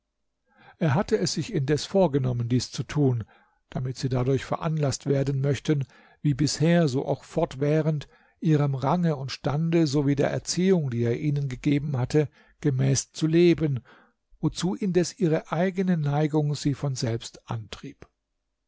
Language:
German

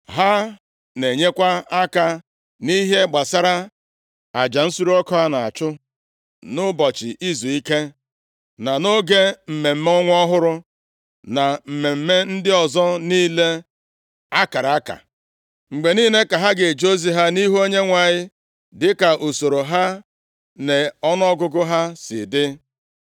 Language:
Igbo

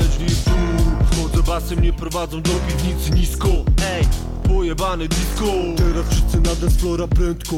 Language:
Polish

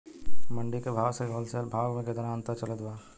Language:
Bhojpuri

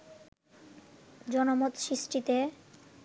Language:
Bangla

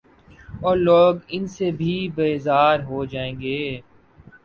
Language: Urdu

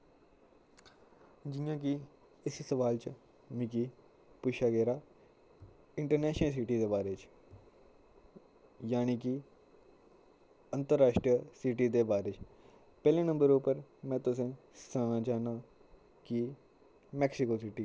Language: Dogri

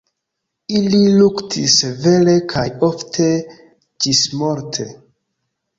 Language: Esperanto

